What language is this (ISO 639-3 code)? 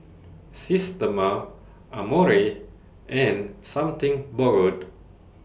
eng